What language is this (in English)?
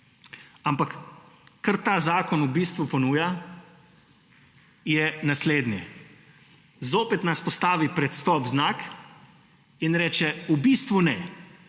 Slovenian